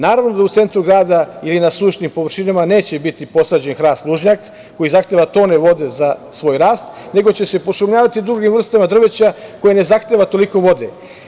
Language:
Serbian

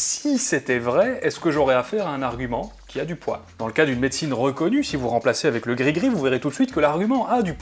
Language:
French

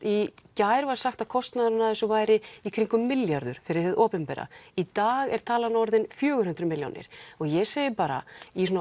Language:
Icelandic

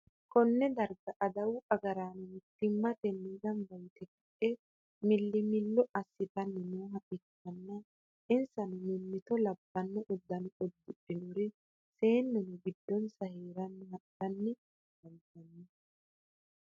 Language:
Sidamo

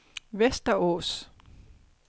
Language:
Danish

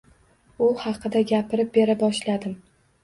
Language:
Uzbek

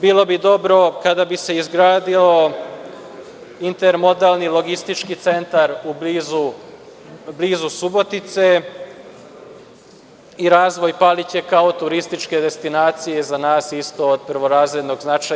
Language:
Serbian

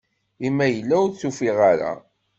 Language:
Kabyle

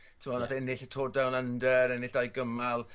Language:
Welsh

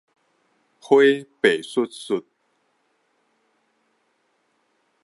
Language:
Min Nan Chinese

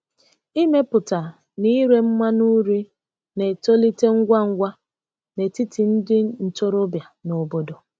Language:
Igbo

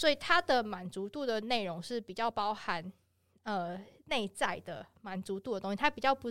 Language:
Chinese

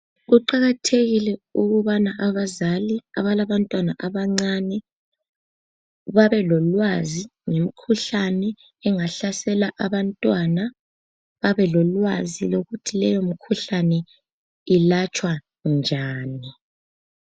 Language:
North Ndebele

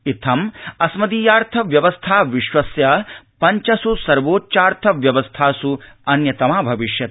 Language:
Sanskrit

